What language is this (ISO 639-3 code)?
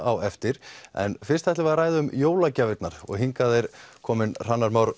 isl